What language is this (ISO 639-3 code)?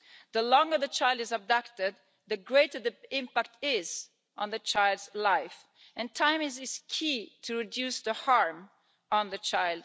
eng